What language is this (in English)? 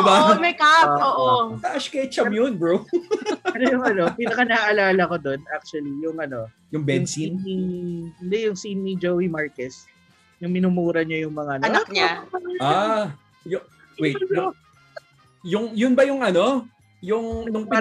Filipino